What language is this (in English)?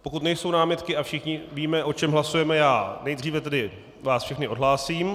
Czech